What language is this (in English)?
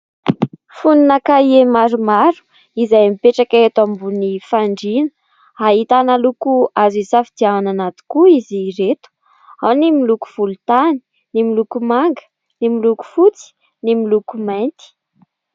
Malagasy